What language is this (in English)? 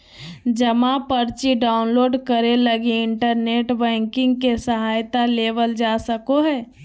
Magahi